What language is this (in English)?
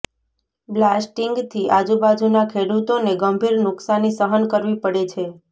Gujarati